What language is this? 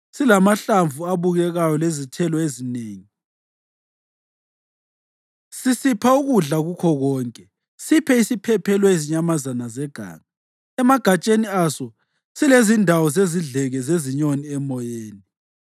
North Ndebele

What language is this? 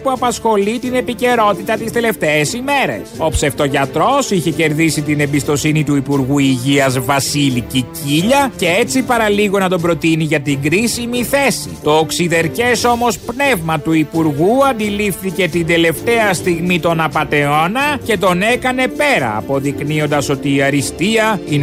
Greek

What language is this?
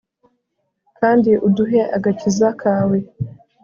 Kinyarwanda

